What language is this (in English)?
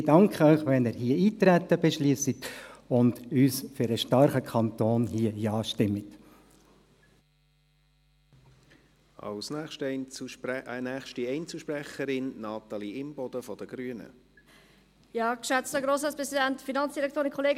Swiss German